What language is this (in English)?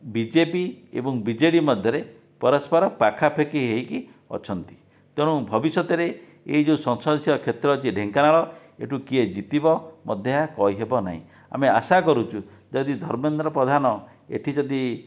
Odia